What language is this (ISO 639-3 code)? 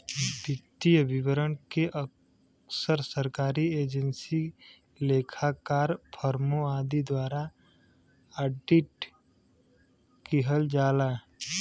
bho